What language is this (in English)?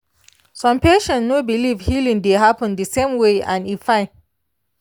Nigerian Pidgin